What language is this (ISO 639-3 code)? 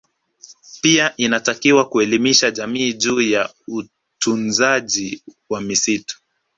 swa